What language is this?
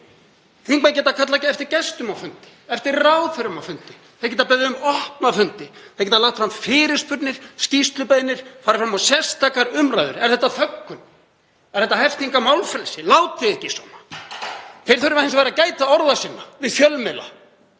Icelandic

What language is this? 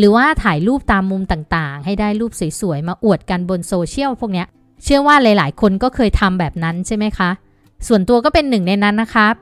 Thai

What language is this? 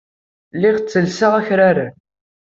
Kabyle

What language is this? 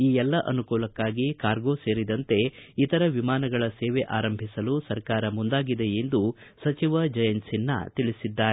Kannada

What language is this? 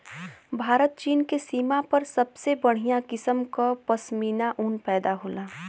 Bhojpuri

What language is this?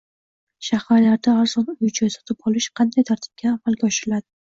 Uzbek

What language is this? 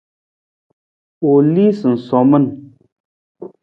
Nawdm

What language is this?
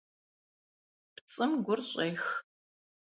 Kabardian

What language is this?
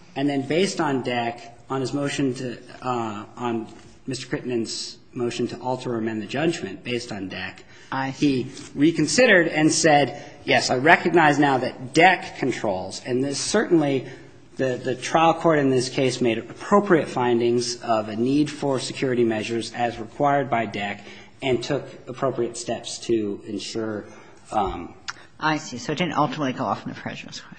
English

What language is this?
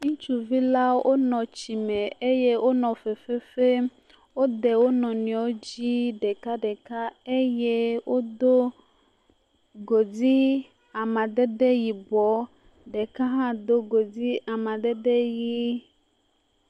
Ewe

